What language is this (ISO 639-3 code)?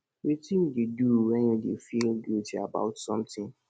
pcm